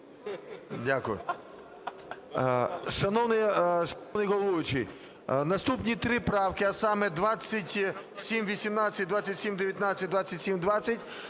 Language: Ukrainian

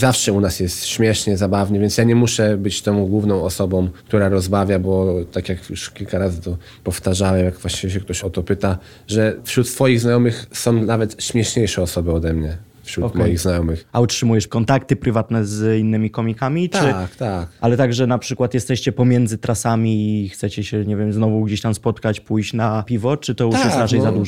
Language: Polish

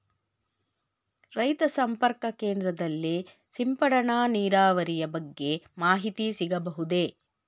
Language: Kannada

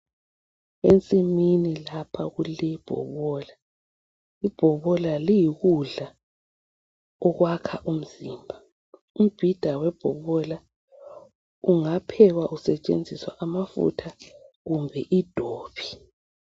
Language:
North Ndebele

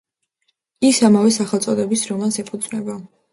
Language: Georgian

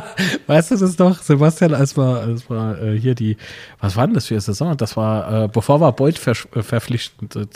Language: German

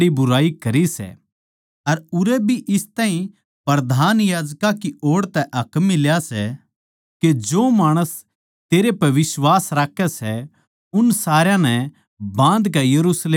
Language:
Haryanvi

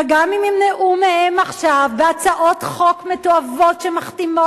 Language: Hebrew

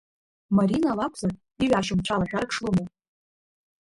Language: Abkhazian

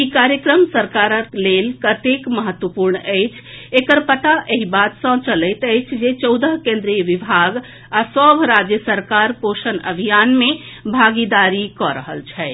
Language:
Maithili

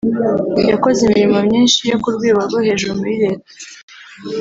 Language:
Kinyarwanda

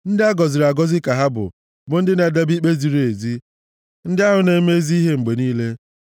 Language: Igbo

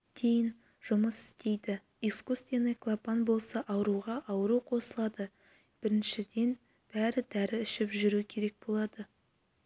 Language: Kazakh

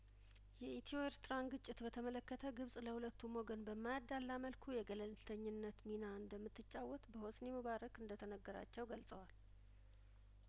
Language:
Amharic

